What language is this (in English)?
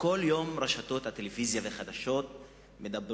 Hebrew